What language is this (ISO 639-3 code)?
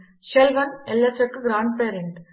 tel